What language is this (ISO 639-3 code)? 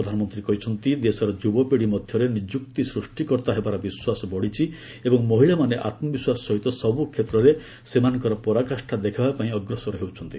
ori